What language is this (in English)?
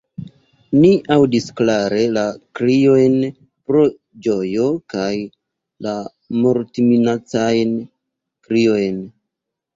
Esperanto